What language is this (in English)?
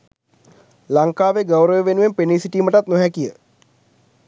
Sinhala